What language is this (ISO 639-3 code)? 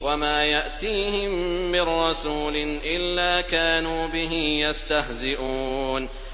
ara